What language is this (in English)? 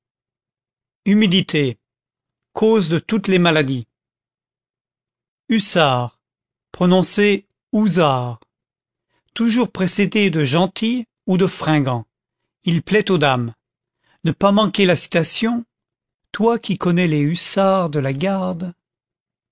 French